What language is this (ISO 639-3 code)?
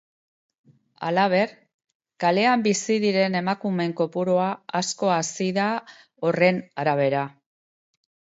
eus